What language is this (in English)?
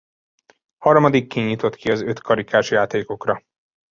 Hungarian